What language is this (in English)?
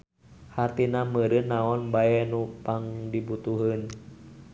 Sundanese